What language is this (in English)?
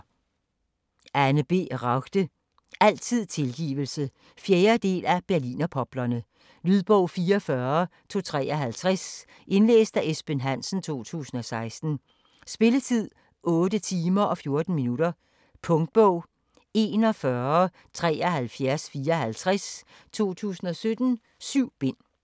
Danish